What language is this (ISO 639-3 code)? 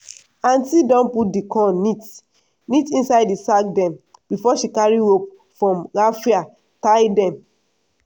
pcm